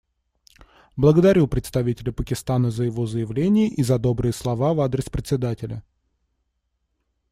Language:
Russian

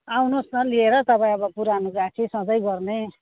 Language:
Nepali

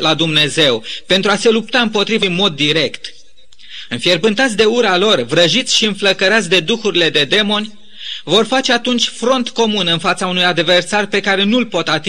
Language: Romanian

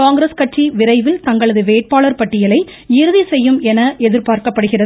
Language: Tamil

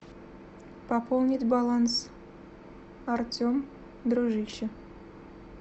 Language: Russian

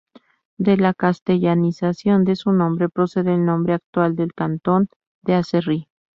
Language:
Spanish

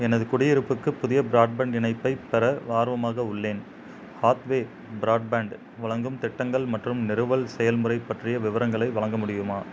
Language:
Tamil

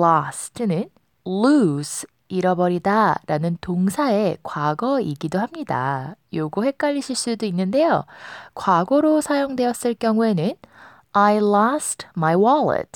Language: Korean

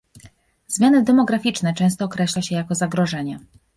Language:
Polish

